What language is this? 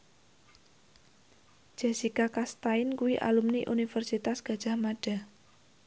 Javanese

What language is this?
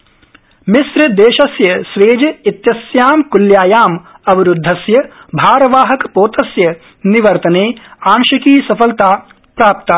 Sanskrit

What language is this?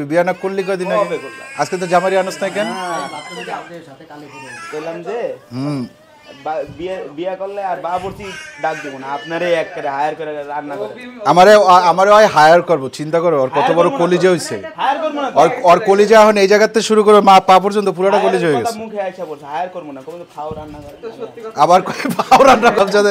Arabic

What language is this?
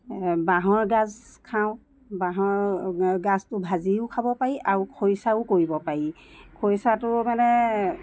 Assamese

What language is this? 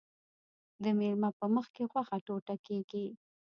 Pashto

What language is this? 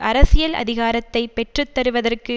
Tamil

